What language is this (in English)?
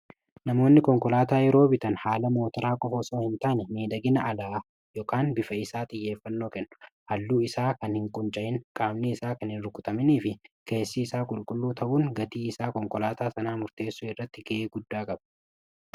Oromo